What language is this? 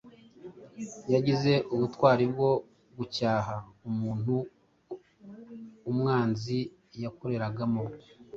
Kinyarwanda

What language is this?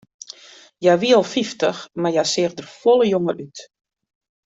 Western Frisian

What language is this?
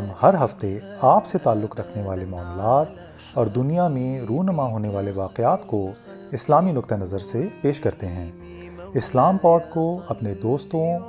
Urdu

